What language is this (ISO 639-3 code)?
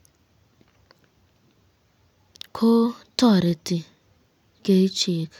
kln